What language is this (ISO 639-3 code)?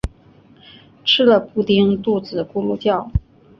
zho